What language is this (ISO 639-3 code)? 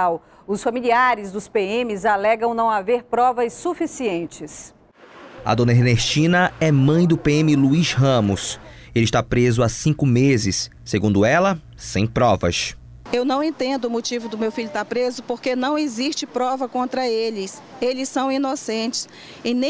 por